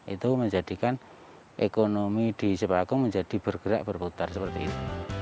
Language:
Indonesian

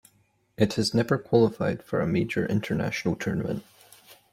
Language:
English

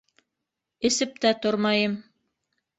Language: Bashkir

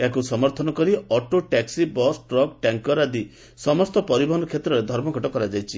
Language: Odia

